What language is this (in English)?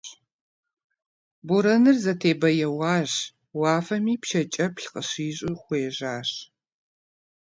Kabardian